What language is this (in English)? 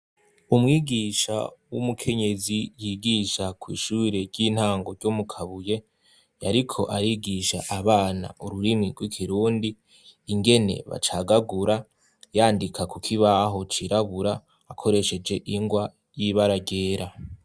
Rundi